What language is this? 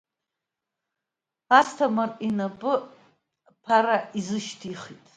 Abkhazian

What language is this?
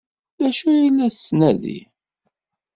Kabyle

